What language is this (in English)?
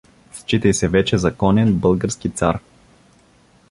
Bulgarian